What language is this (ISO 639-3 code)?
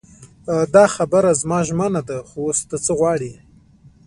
pus